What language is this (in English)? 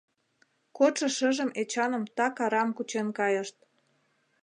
Mari